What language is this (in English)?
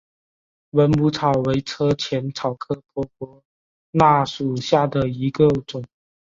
Chinese